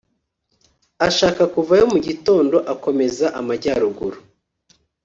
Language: Kinyarwanda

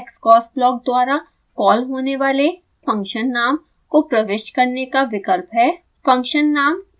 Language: Hindi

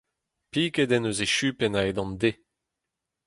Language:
Breton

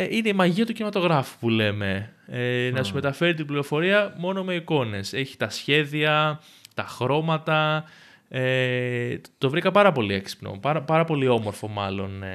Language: Greek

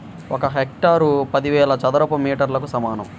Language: Telugu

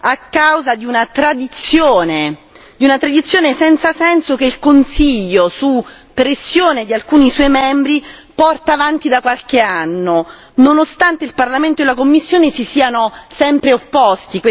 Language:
Italian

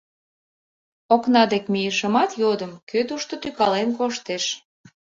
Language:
Mari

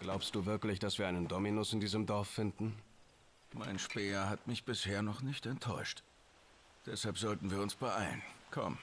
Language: German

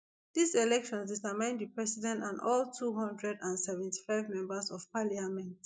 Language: Nigerian Pidgin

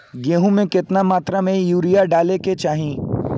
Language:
Bhojpuri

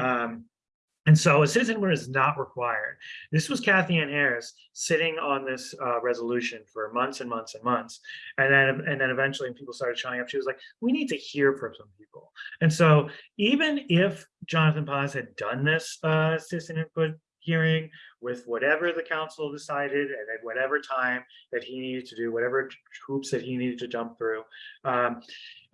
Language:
English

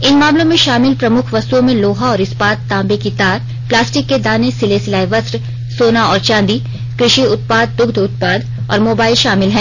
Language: Hindi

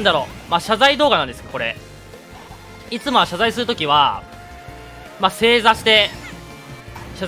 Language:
Japanese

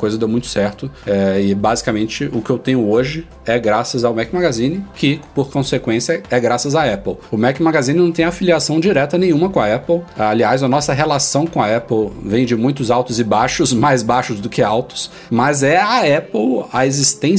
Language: Portuguese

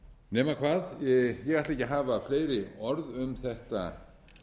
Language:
Icelandic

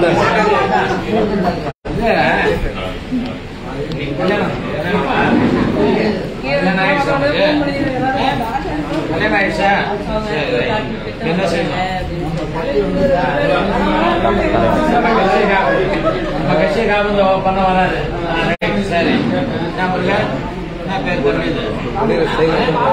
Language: Arabic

